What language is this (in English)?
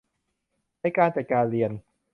Thai